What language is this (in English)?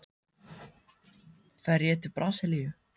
Icelandic